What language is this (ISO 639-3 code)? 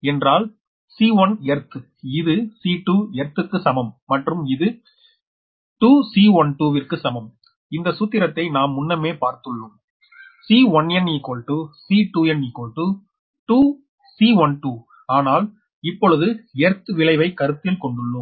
tam